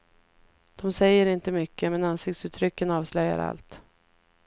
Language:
Swedish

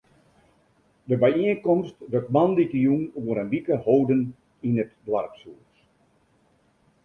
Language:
Western Frisian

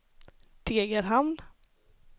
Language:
Swedish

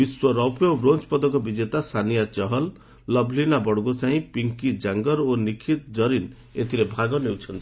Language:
Odia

